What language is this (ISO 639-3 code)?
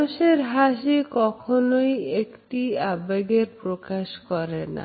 ben